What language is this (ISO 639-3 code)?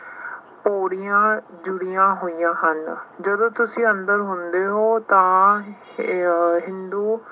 pan